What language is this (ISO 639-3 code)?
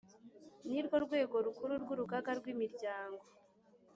kin